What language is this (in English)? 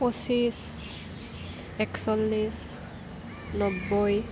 Assamese